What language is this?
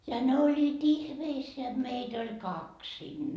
Finnish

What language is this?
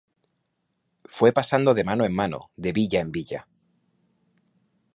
Spanish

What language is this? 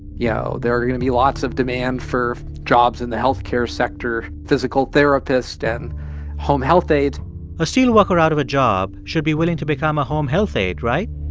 English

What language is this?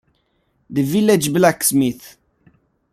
Italian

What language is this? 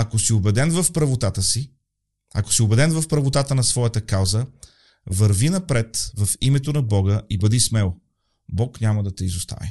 Bulgarian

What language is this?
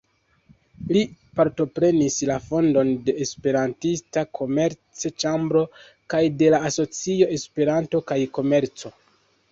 Esperanto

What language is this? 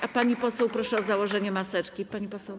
Polish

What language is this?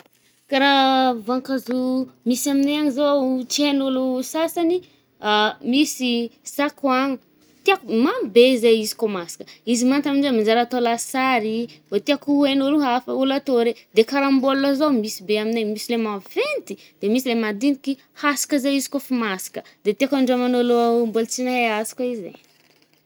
Northern Betsimisaraka Malagasy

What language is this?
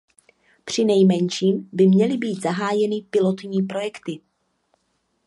Czech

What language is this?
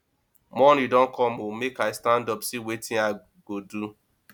Nigerian Pidgin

